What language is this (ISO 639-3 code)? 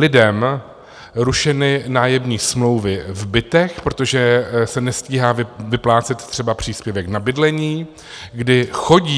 ces